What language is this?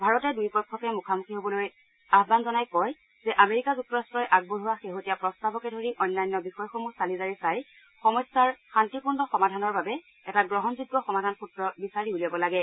Assamese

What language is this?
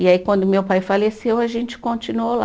Portuguese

